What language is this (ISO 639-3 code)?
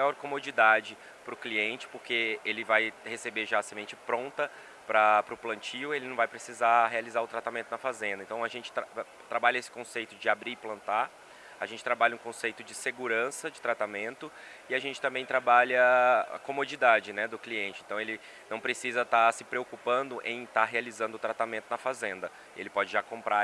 por